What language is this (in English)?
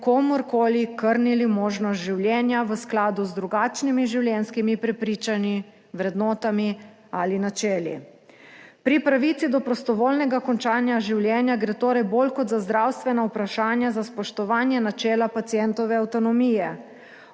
Slovenian